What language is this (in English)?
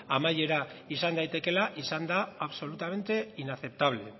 Basque